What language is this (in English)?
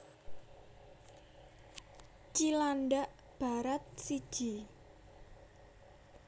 Javanese